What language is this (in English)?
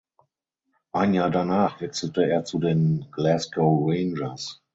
German